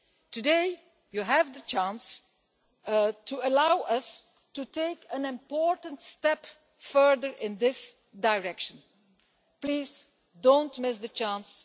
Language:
English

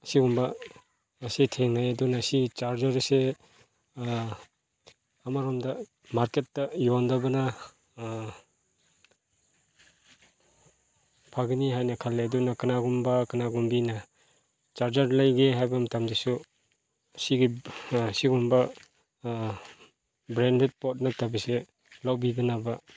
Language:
Manipuri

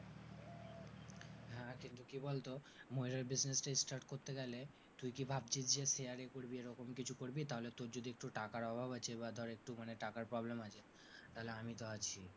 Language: Bangla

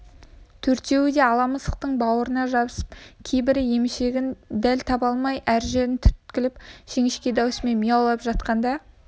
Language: Kazakh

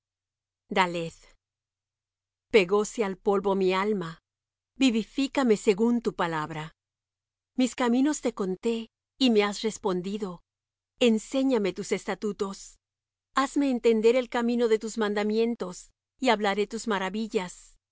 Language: Spanish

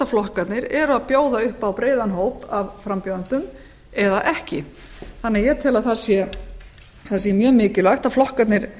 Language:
Icelandic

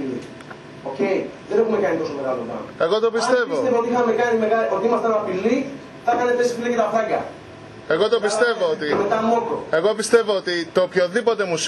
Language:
Greek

